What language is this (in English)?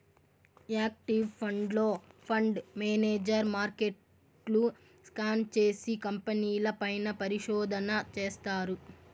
Telugu